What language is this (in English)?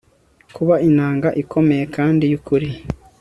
Kinyarwanda